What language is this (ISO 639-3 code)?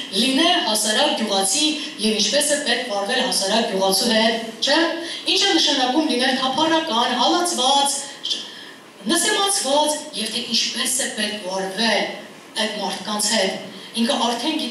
tur